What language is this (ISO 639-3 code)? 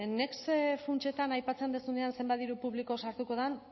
eus